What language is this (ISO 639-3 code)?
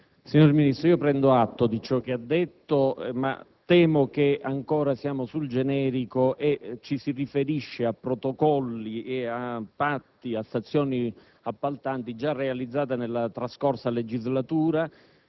ita